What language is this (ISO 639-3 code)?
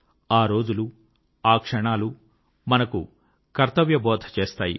tel